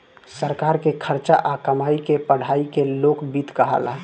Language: Bhojpuri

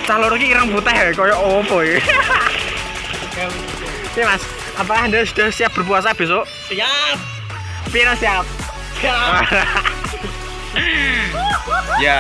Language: Indonesian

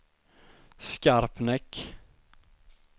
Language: Swedish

